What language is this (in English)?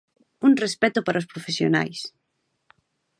Galician